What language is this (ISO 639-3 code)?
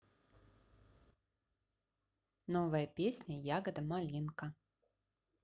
rus